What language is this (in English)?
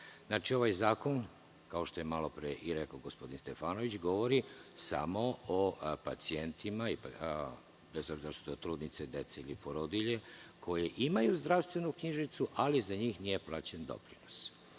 Serbian